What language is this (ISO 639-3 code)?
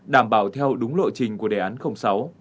vie